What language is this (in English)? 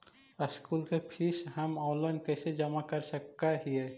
Magahi